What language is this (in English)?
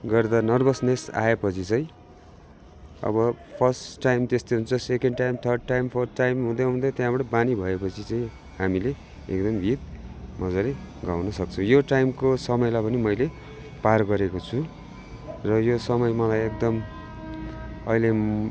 Nepali